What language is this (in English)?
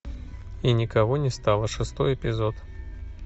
Russian